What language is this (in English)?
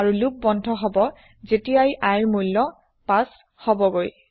Assamese